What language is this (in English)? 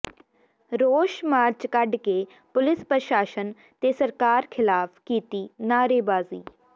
Punjabi